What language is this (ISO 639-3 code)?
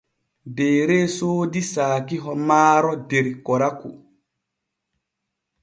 fue